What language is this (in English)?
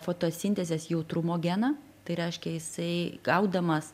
Lithuanian